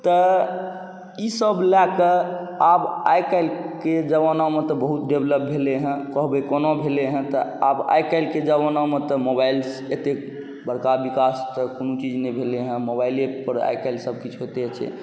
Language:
Maithili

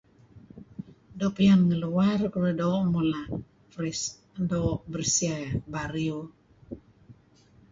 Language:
Kelabit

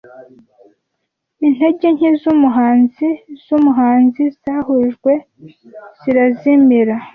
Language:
Kinyarwanda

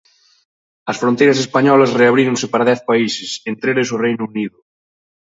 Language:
Galician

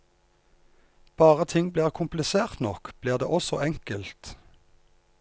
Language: Norwegian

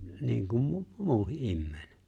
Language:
Finnish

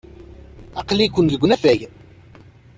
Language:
Kabyle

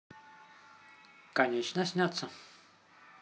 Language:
Russian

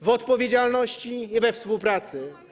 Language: Polish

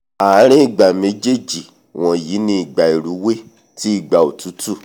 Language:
Yoruba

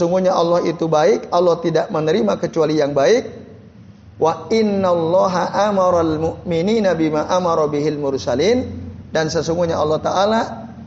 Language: Indonesian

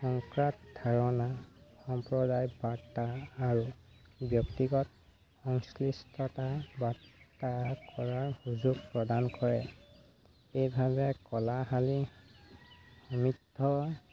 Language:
Assamese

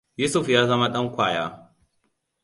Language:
Hausa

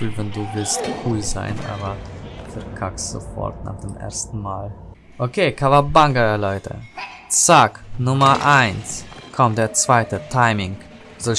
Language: German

